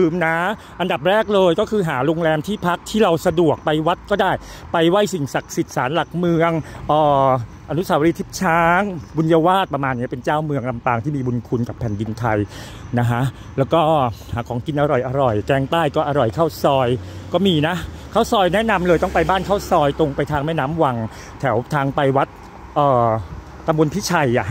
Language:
Thai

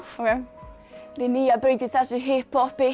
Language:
Icelandic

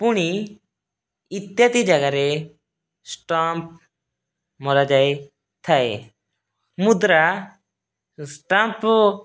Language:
Odia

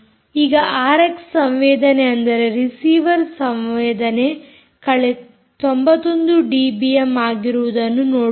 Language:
Kannada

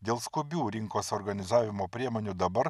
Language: Lithuanian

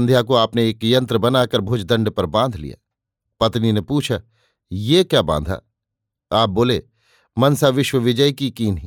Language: Hindi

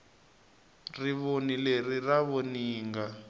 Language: Tsonga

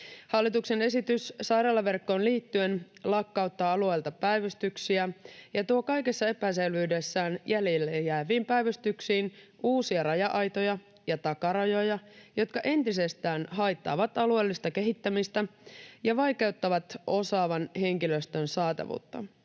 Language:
Finnish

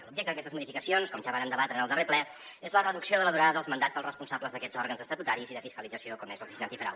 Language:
Catalan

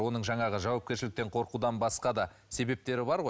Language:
Kazakh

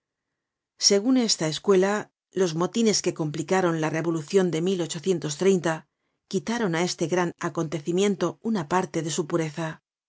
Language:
Spanish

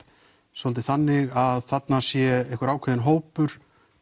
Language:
Icelandic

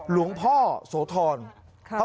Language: Thai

